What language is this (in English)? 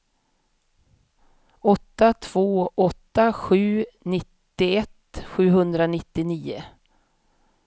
Swedish